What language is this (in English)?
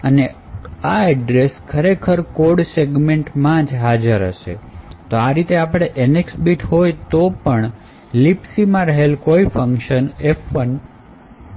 Gujarati